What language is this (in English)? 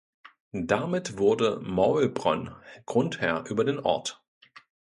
German